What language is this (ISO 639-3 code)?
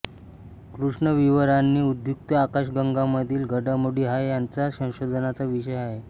mar